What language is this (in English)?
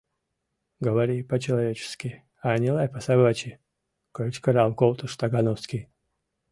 Mari